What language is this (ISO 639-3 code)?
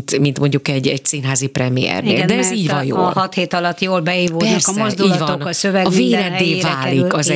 hun